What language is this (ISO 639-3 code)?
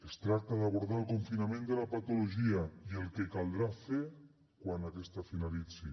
cat